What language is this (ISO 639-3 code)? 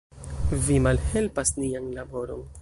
epo